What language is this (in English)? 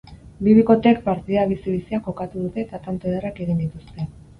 Basque